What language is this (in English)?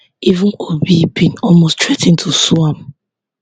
Nigerian Pidgin